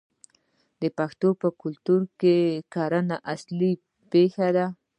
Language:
Pashto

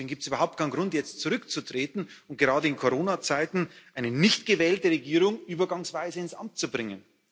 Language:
German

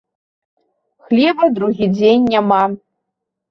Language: Belarusian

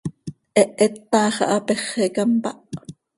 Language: Seri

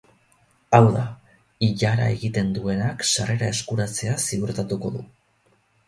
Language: Basque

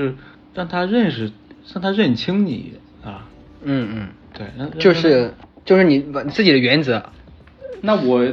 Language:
Chinese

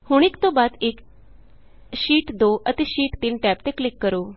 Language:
Punjabi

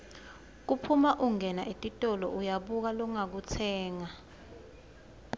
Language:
Swati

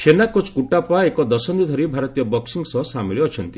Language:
Odia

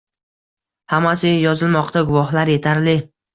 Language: Uzbek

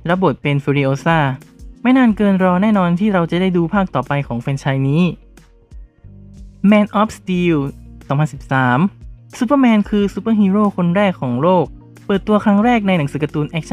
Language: Thai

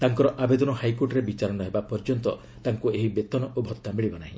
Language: Odia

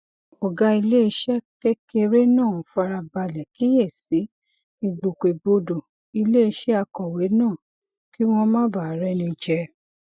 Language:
Yoruba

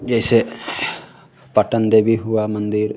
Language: Hindi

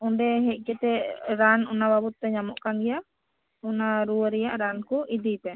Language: Santali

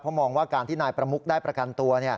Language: Thai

